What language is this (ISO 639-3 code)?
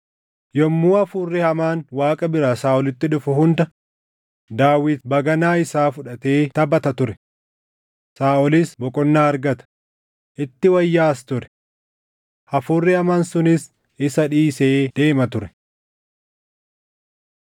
orm